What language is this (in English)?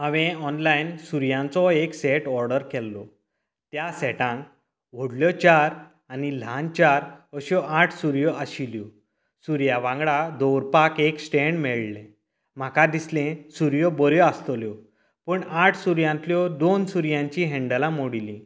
Konkani